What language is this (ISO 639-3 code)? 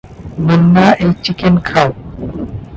ben